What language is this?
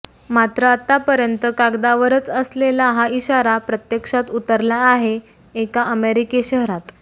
Marathi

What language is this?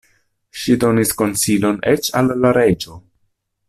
Esperanto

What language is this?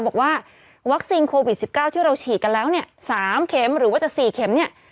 Thai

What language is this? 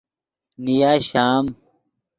Yidgha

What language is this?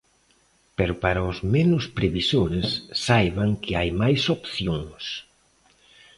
Galician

